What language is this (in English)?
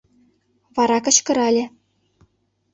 Mari